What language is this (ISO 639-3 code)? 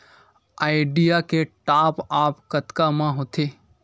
hne